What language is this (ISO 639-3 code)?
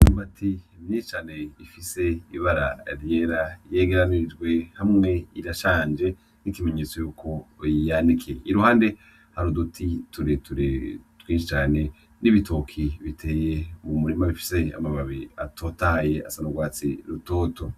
run